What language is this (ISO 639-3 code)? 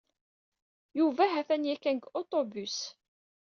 kab